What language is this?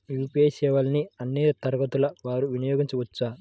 Telugu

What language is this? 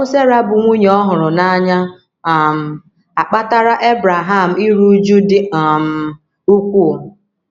Igbo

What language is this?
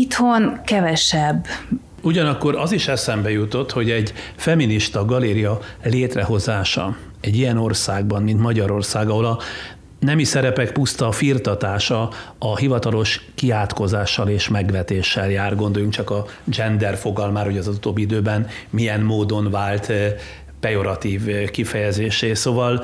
Hungarian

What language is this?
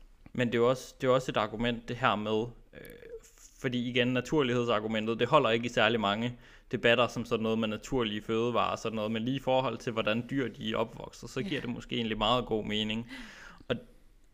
Danish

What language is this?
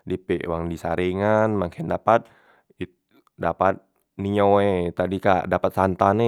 Musi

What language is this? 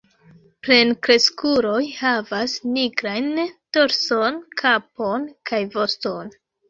Esperanto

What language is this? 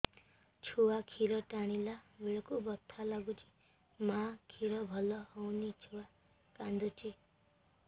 Odia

